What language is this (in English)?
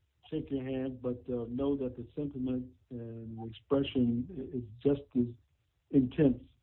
English